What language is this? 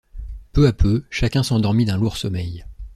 French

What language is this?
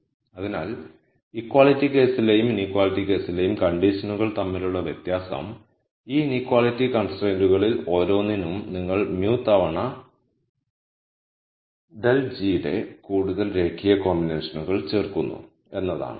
Malayalam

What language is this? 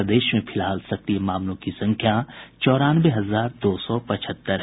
Hindi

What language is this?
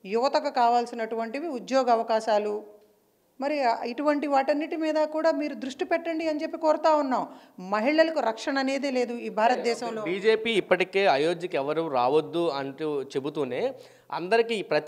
Telugu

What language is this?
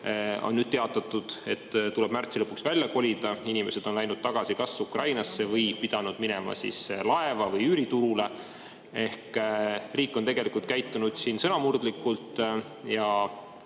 Estonian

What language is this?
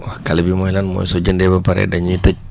Wolof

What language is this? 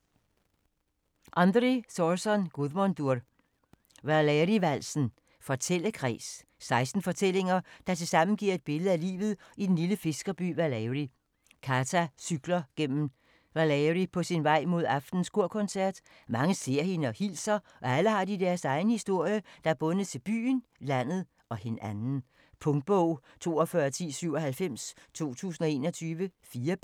Danish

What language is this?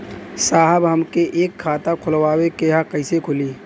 Bhojpuri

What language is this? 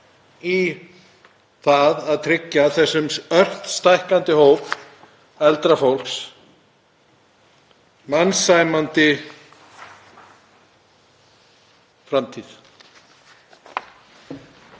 Icelandic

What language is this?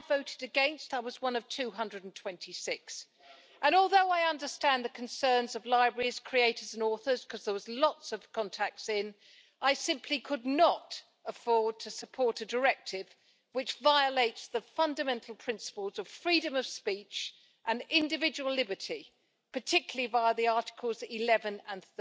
English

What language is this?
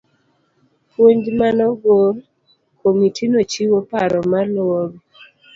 Luo (Kenya and Tanzania)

